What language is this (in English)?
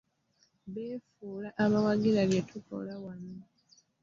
Ganda